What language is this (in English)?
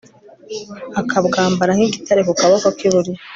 Kinyarwanda